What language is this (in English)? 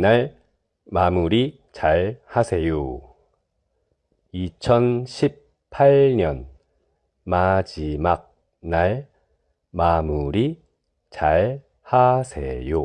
Korean